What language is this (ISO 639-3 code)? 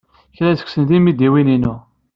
kab